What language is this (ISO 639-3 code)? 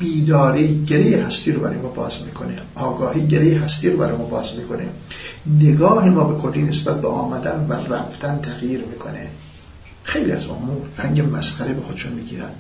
fas